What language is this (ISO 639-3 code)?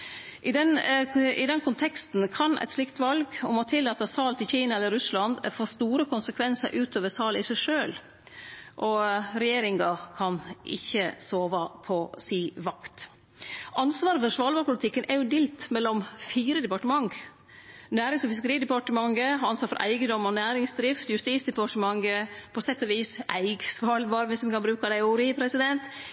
nno